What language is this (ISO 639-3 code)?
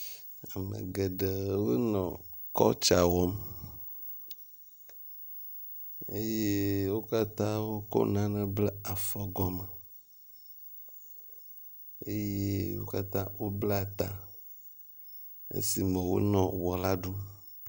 ewe